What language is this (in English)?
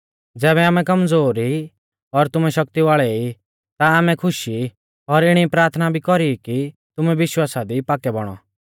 Mahasu Pahari